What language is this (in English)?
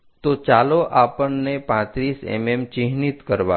Gujarati